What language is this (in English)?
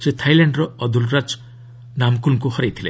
Odia